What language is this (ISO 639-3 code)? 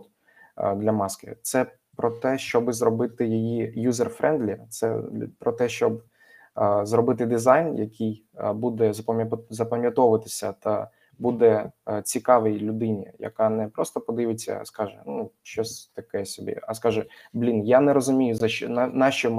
ukr